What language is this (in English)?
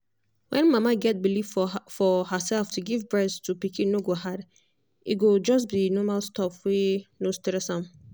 Nigerian Pidgin